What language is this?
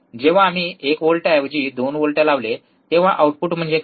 Marathi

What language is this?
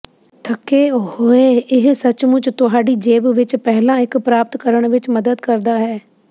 Punjabi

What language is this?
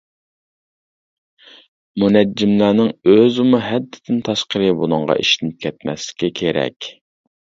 Uyghur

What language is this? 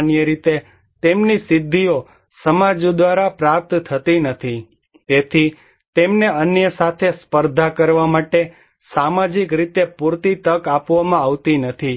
Gujarati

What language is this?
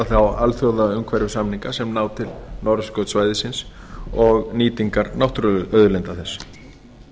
Icelandic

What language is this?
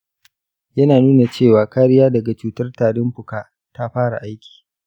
Hausa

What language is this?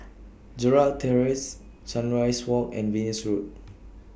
English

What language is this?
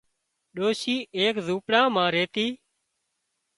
Wadiyara Koli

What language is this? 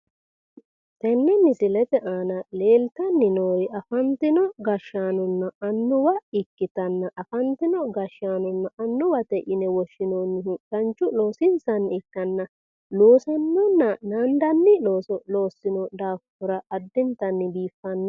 Sidamo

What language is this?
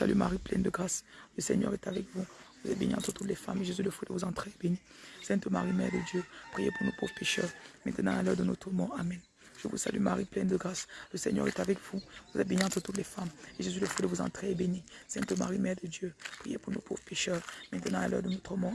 French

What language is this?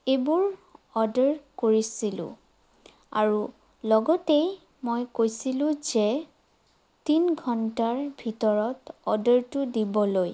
Assamese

